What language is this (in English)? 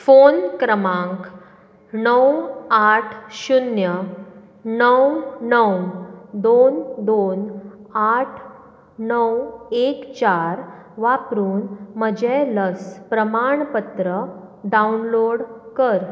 Konkani